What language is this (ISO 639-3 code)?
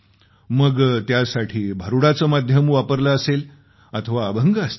mar